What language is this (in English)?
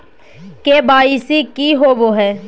Magahi